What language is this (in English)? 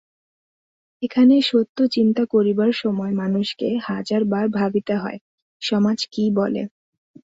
Bangla